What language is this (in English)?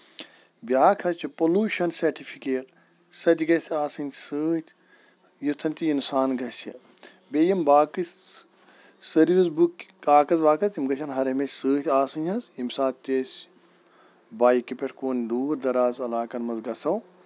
Kashmiri